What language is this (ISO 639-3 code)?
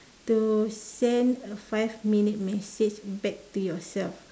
eng